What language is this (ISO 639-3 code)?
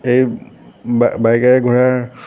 asm